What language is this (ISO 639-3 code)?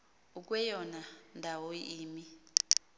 xho